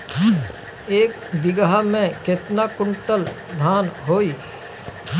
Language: Bhojpuri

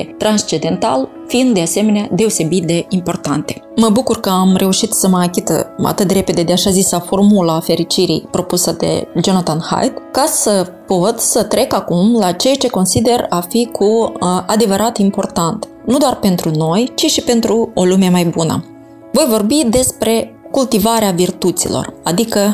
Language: Romanian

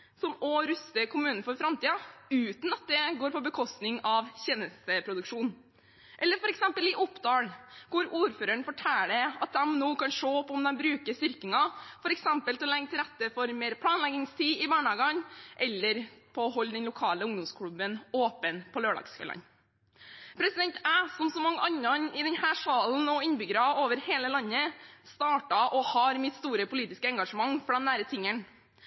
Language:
Norwegian Bokmål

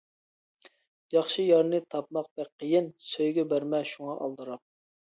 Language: Uyghur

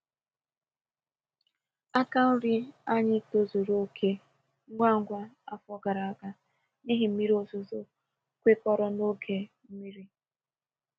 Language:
Igbo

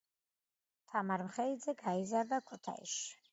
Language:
Georgian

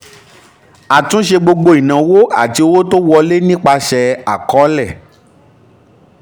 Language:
Yoruba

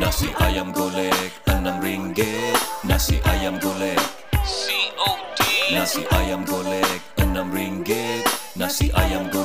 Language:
Malay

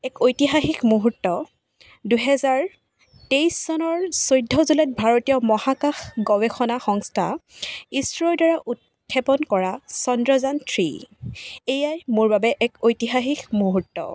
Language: Assamese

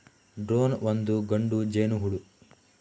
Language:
Kannada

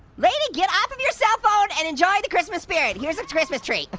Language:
English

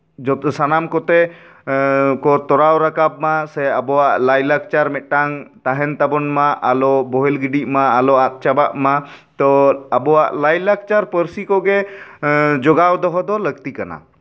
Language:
Santali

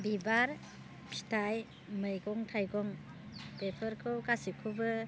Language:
Bodo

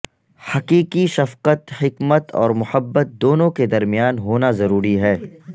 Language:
Urdu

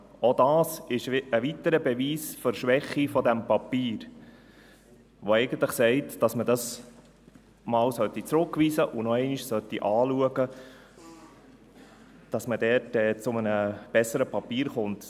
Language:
Swiss German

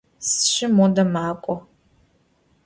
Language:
Adyghe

